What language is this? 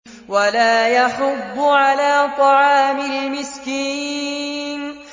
Arabic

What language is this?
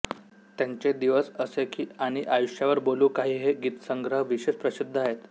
Marathi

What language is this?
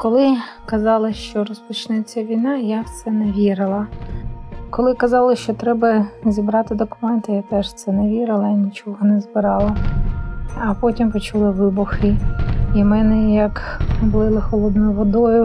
Ukrainian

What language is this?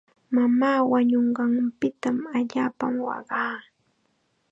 Chiquián Ancash Quechua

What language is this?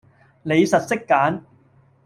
Cantonese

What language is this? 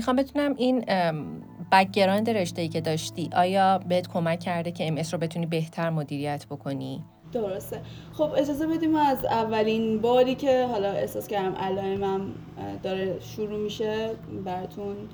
Persian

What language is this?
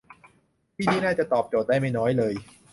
Thai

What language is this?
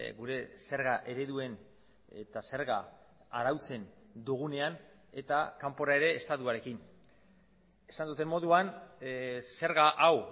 Basque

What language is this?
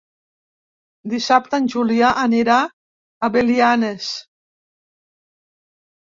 Catalan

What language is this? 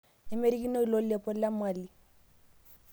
Masai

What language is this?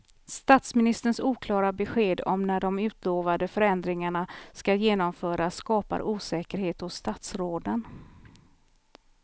Swedish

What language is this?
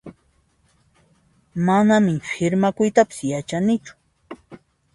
Puno Quechua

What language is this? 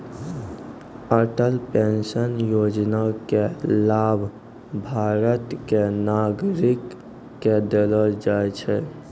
Maithili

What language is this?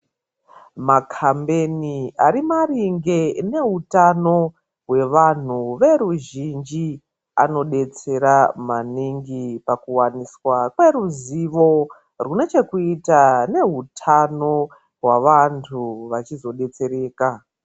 Ndau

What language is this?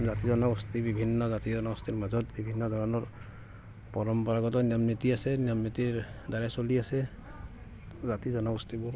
Assamese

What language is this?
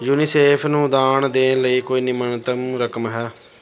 Punjabi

